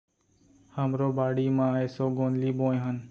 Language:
Chhattisgarhi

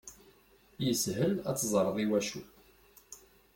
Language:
Kabyle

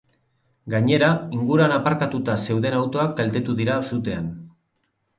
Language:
Basque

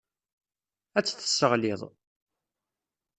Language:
Kabyle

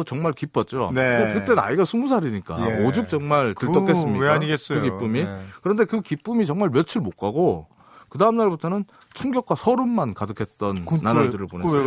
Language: Korean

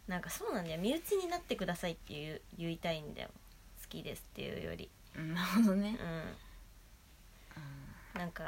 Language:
Japanese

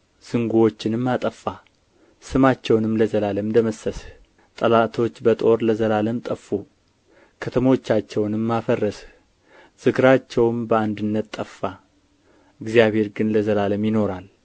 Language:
Amharic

